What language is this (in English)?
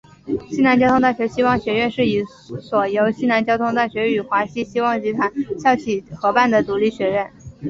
Chinese